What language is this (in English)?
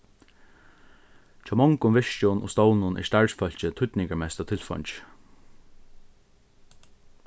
Faroese